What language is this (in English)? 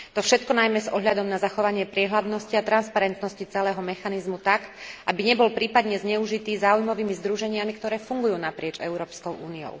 Slovak